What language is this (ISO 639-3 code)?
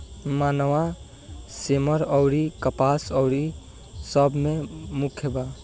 bho